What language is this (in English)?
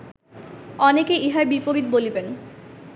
Bangla